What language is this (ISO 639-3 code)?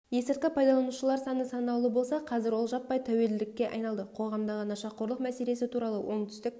kaz